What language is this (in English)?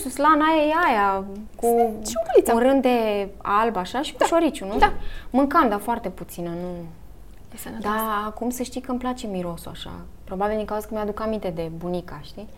Romanian